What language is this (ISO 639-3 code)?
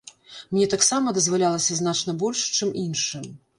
bel